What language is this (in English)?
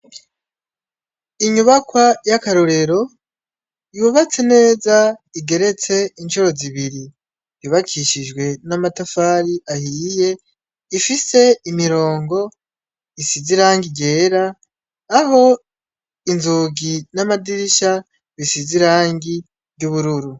Rundi